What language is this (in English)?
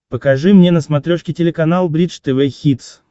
Russian